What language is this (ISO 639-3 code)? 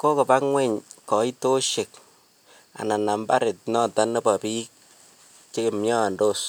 kln